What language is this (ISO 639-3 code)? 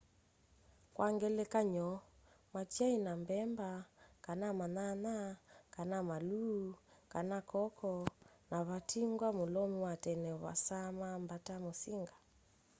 kam